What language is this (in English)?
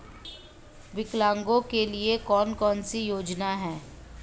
Hindi